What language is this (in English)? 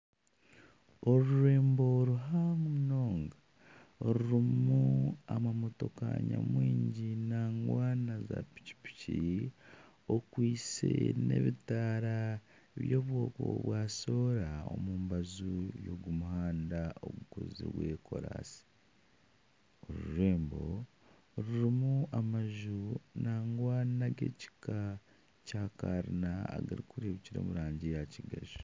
Nyankole